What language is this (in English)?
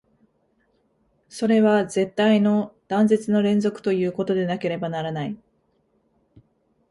Japanese